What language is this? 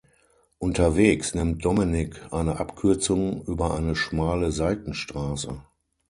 German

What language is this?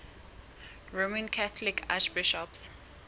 Southern Sotho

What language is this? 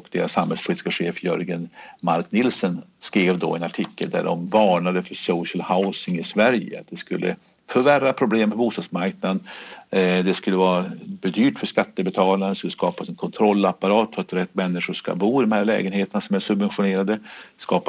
Swedish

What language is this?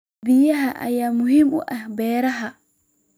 Somali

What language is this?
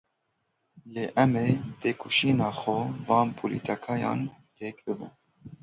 Kurdish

